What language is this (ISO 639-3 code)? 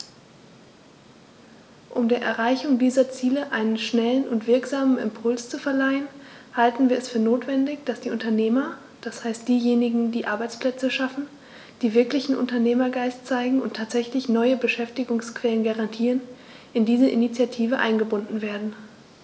deu